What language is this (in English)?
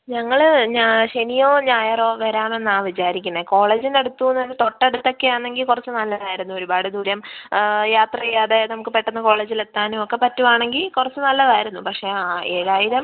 Malayalam